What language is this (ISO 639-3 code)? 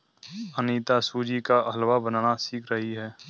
hin